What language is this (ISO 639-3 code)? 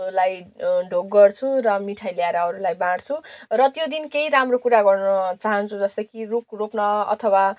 nep